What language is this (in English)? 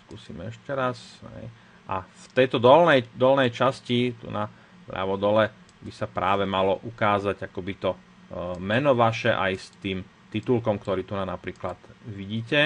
Slovak